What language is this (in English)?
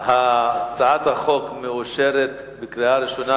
Hebrew